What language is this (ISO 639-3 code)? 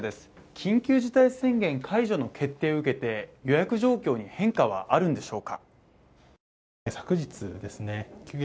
jpn